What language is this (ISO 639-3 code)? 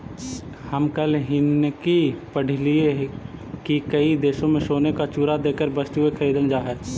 mag